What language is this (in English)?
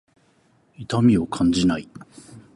Japanese